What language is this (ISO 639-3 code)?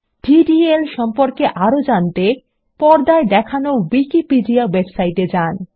ben